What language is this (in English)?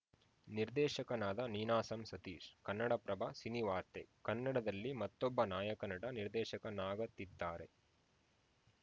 Kannada